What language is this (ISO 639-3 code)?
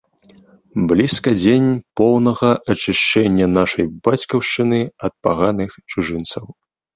bel